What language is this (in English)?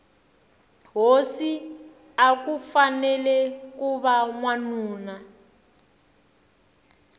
Tsonga